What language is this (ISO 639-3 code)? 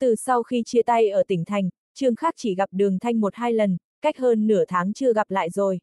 vie